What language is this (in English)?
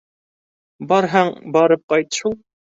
Bashkir